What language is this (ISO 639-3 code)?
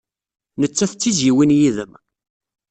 kab